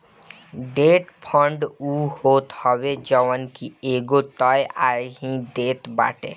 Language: Bhojpuri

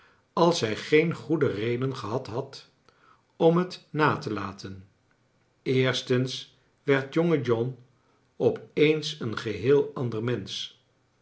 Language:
Dutch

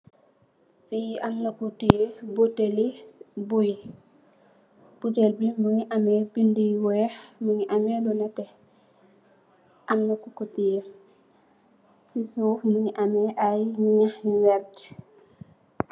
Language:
Wolof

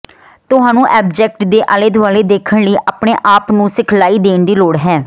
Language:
Punjabi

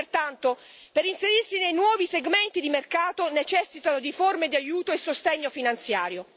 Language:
Italian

